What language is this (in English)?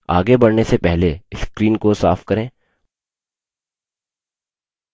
Hindi